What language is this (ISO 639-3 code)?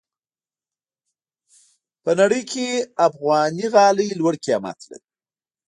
pus